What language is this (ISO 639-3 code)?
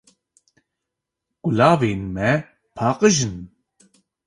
kur